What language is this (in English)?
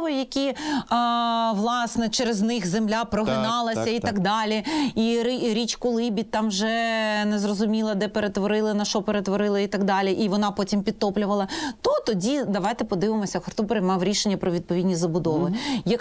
Ukrainian